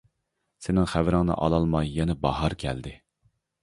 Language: Uyghur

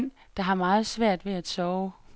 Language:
Danish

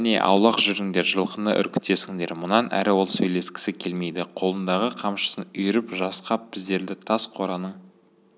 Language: Kazakh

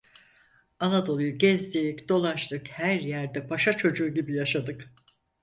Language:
Turkish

